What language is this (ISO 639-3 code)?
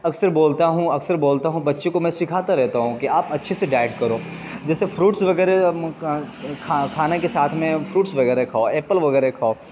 urd